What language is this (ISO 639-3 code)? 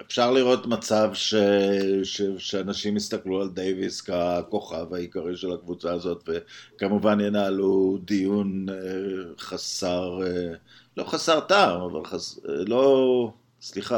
heb